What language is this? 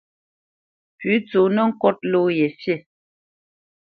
Bamenyam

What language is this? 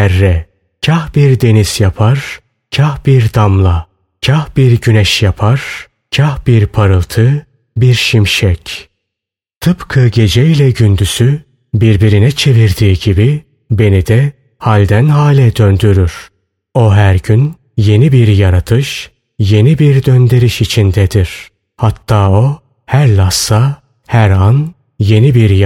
Turkish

